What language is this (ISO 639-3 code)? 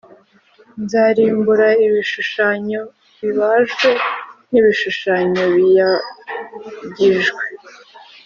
kin